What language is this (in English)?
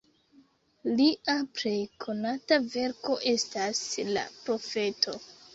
Esperanto